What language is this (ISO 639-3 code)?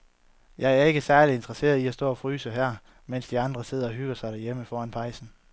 dan